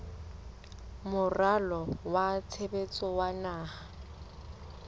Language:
Southern Sotho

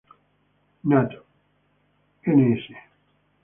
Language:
Spanish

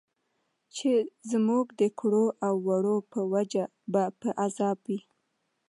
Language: Pashto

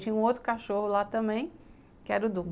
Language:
Portuguese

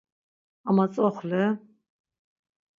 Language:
Laz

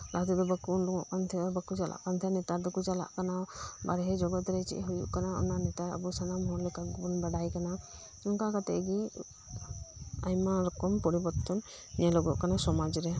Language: Santali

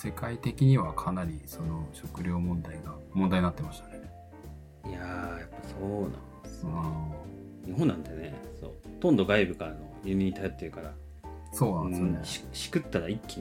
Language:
Japanese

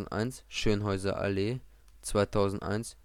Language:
German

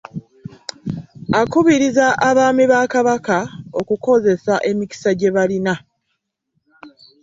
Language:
Ganda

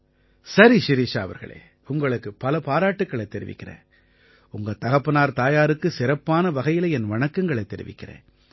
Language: Tamil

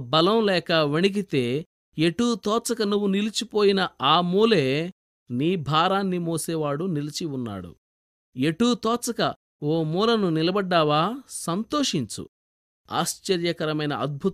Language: Telugu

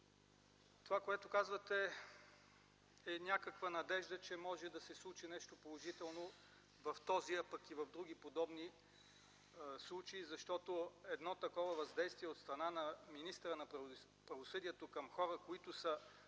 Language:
Bulgarian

